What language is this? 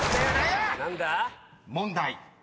Japanese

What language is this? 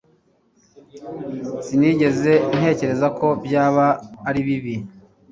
Kinyarwanda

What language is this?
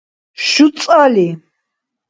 Dargwa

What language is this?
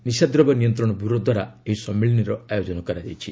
Odia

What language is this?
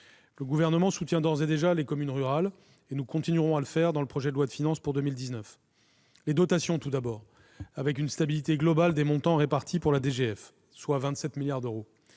French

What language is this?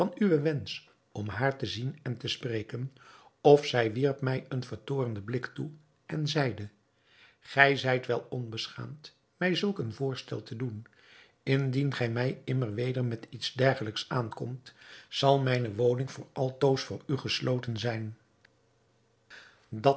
Dutch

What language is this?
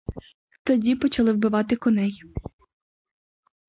Ukrainian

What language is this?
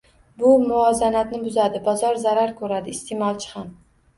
Uzbek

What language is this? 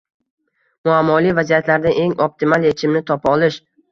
Uzbek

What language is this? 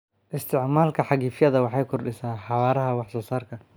Somali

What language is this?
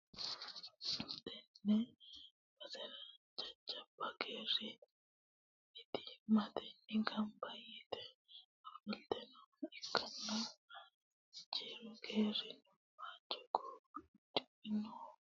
Sidamo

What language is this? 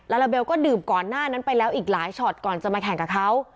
Thai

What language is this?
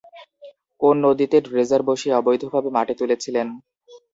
Bangla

